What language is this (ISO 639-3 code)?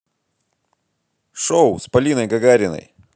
rus